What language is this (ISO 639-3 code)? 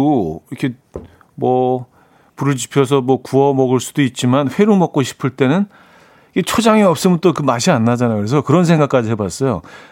kor